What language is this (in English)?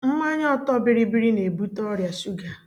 Igbo